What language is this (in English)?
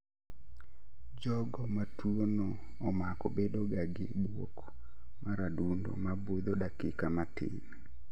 Luo (Kenya and Tanzania)